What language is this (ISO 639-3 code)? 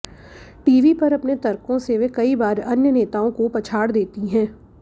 hin